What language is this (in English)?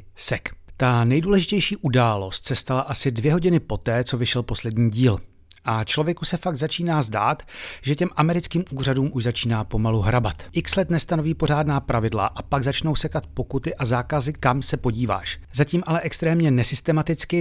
Czech